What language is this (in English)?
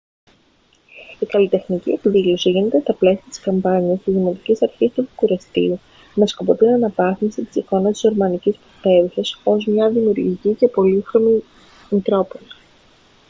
Greek